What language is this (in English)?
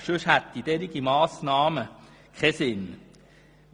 Swiss German